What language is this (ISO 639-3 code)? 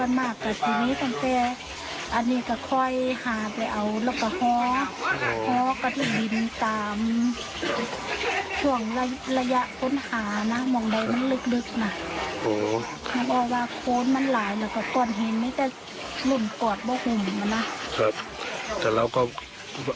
tha